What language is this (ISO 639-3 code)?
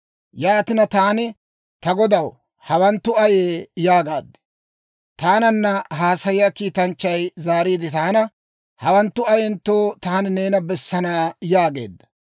dwr